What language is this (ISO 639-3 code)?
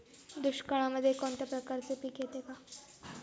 mar